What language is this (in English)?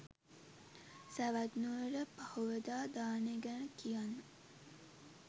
Sinhala